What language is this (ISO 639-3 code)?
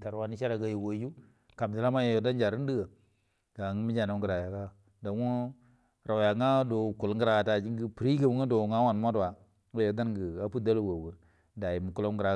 bdm